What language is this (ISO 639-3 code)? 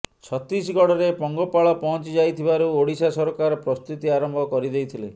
ori